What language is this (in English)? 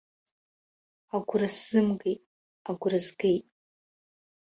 Abkhazian